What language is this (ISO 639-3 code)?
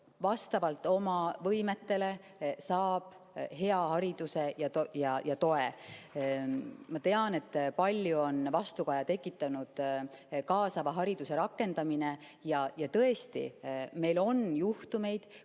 est